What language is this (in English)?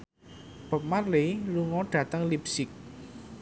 Javanese